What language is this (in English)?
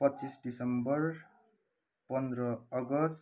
Nepali